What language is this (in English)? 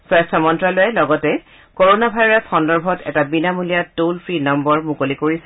Assamese